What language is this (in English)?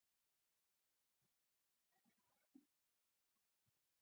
Pashto